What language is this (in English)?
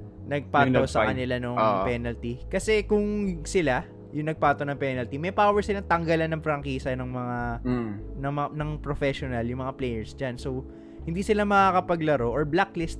Filipino